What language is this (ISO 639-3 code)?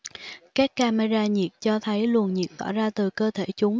vie